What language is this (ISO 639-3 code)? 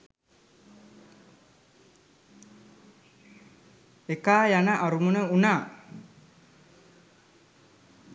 sin